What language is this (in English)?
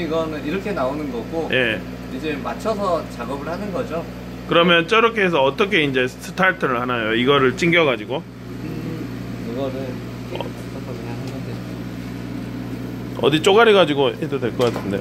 Korean